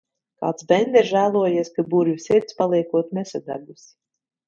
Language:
Latvian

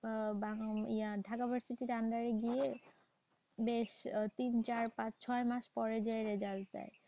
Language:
Bangla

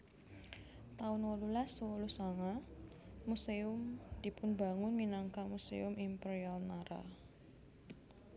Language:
Javanese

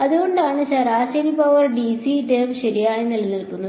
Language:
Malayalam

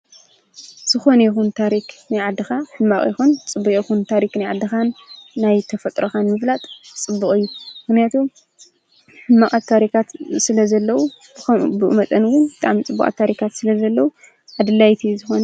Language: Tigrinya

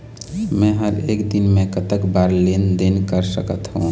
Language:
Chhattisgarhi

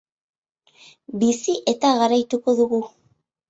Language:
Basque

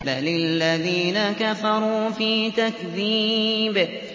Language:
Arabic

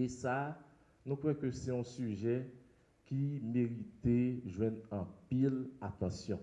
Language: French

